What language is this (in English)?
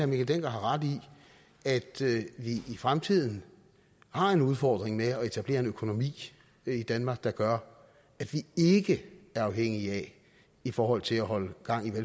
Danish